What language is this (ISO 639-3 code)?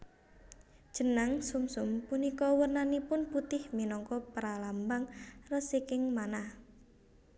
jav